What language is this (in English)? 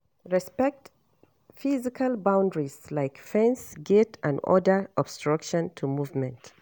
Nigerian Pidgin